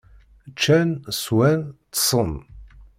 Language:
Kabyle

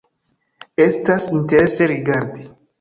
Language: Esperanto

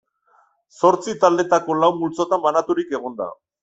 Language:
Basque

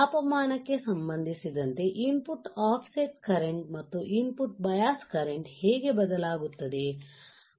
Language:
Kannada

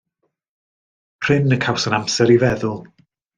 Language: Welsh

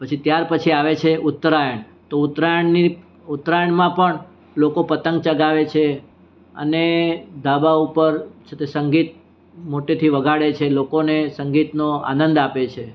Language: Gujarati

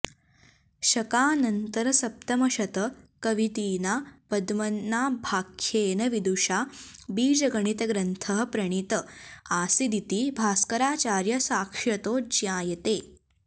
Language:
Sanskrit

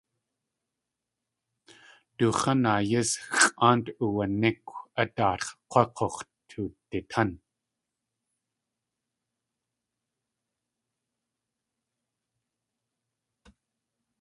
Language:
Tlingit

